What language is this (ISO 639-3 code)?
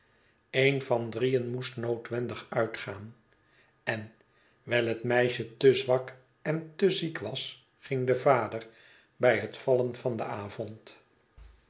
nld